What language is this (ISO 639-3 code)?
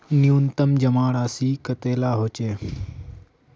mag